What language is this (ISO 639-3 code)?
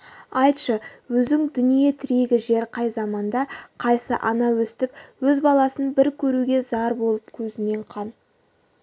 kaz